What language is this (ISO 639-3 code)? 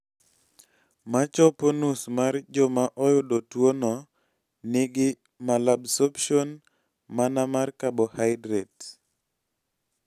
luo